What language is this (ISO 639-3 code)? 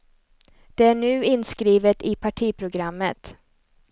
swe